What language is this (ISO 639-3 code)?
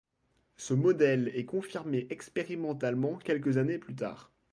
fra